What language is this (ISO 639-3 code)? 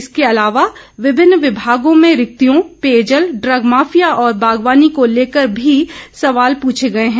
hin